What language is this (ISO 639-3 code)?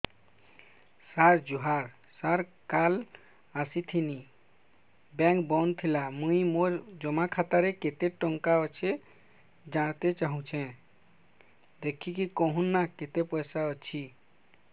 ori